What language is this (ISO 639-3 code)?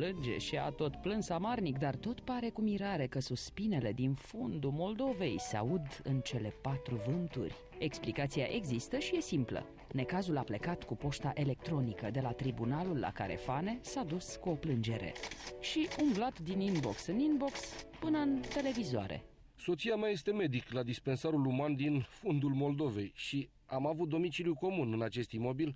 ron